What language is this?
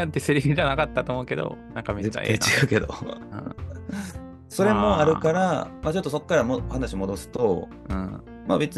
Japanese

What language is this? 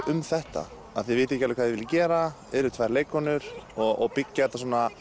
Icelandic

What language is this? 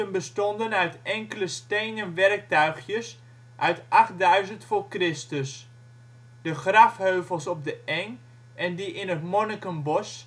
Dutch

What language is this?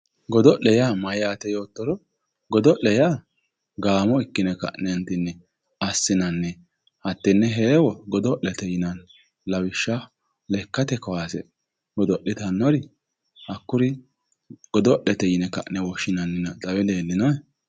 Sidamo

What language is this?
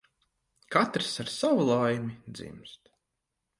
Latvian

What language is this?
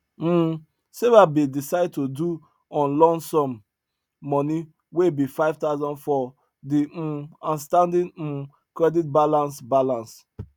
Nigerian Pidgin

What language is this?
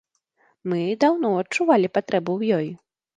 Belarusian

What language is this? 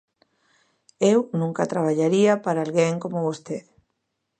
Galician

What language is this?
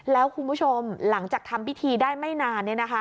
Thai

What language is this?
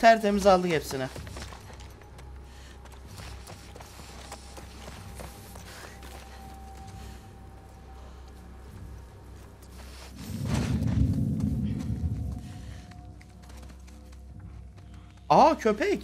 Turkish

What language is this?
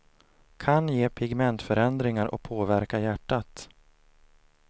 Swedish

